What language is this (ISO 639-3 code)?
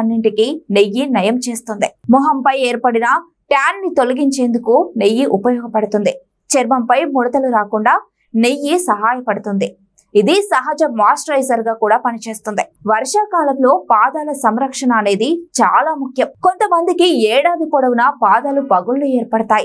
tel